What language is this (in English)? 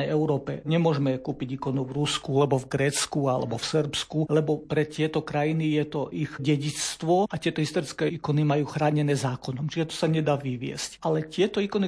Slovak